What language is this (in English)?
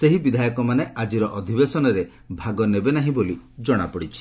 Odia